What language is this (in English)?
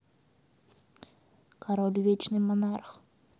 Russian